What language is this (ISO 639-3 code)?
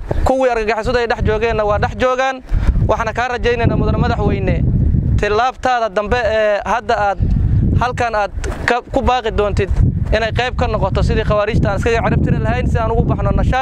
ara